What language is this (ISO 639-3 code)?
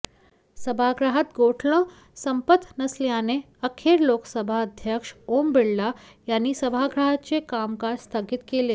mar